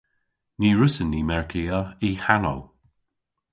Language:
Cornish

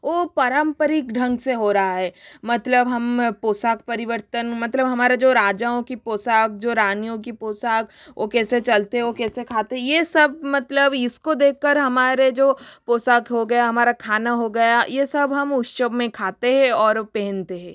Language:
Hindi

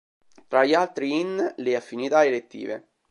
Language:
Italian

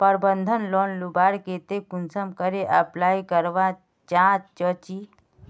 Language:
Magahi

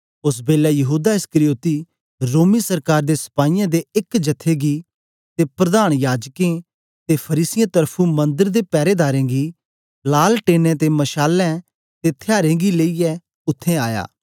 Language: Dogri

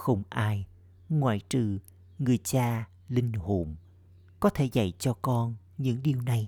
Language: Vietnamese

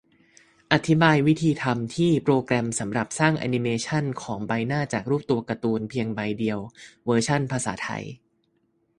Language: Thai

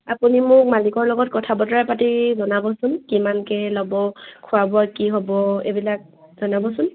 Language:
Assamese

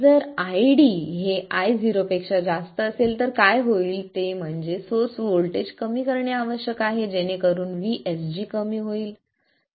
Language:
Marathi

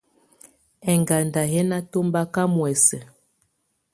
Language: Tunen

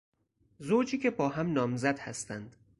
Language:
Persian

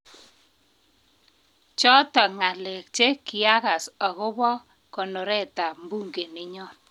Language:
Kalenjin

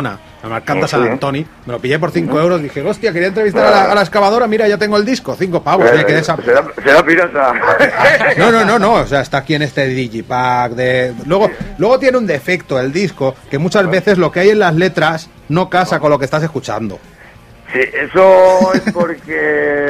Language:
Spanish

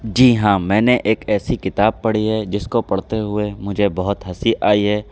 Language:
Urdu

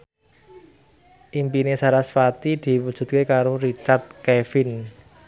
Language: Javanese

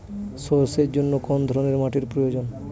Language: Bangla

